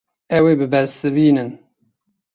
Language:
Kurdish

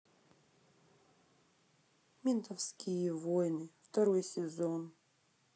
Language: Russian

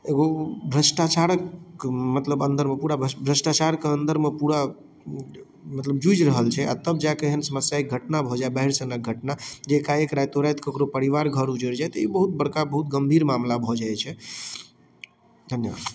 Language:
Maithili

